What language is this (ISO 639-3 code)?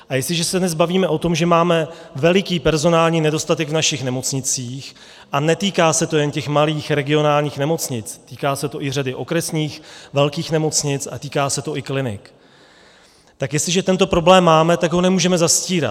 ces